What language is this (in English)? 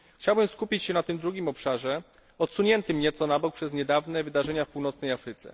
Polish